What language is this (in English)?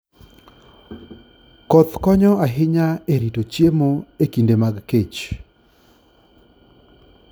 Luo (Kenya and Tanzania)